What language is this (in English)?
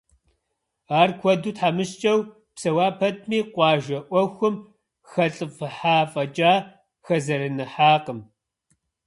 Kabardian